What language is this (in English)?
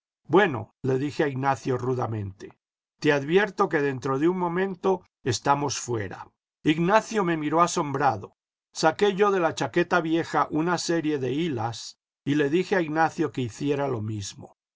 Spanish